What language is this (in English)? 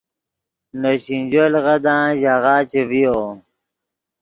Yidgha